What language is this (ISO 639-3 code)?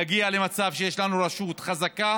heb